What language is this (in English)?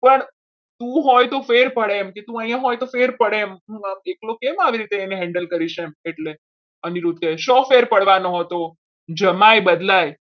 Gujarati